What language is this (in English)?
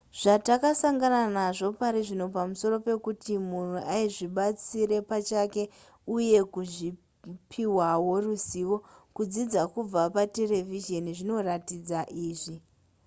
Shona